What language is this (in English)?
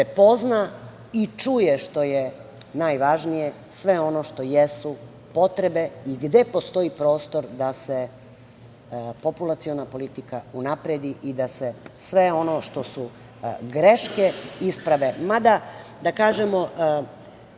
Serbian